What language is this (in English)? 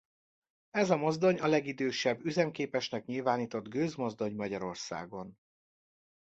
Hungarian